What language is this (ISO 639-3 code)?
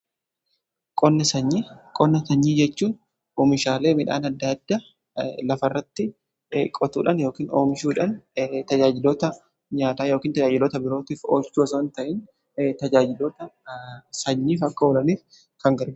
orm